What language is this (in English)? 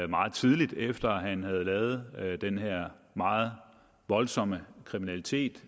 Danish